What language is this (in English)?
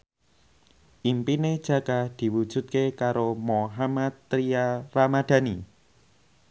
Javanese